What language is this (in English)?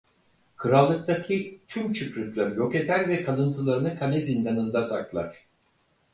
Turkish